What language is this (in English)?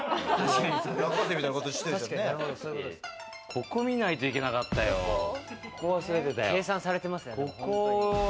Japanese